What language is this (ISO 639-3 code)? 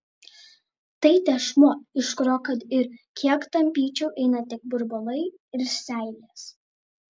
lit